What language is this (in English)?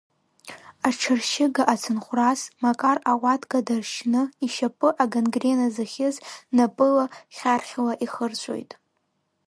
Abkhazian